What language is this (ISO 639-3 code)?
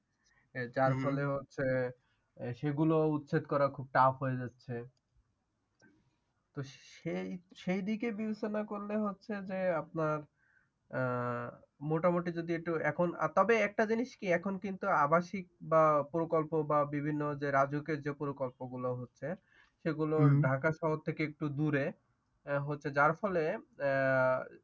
ben